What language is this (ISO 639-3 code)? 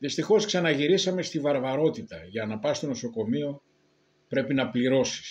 ell